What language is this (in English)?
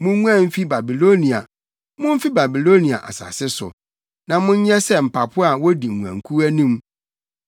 Akan